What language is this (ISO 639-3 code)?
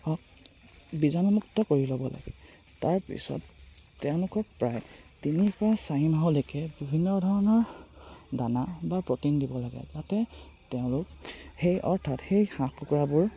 asm